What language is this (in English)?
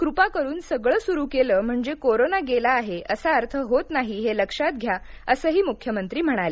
Marathi